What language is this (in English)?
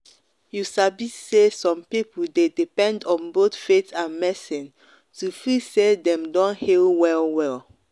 Nigerian Pidgin